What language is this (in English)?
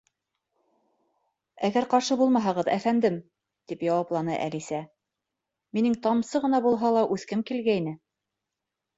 Bashkir